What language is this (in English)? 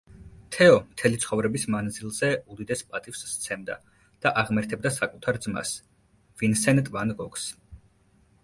Georgian